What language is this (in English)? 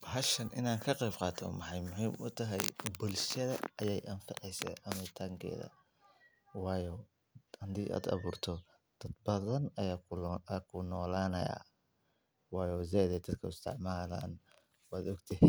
Somali